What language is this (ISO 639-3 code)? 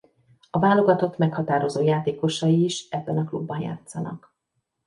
hun